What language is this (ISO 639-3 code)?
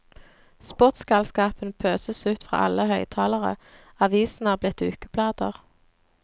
nor